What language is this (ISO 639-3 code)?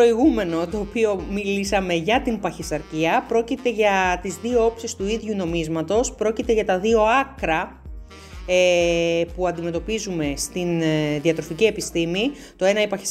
ell